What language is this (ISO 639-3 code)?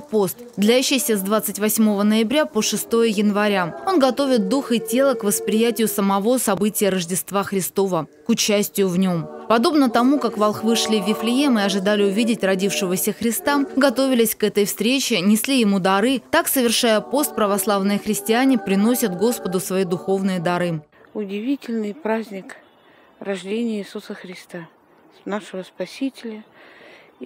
rus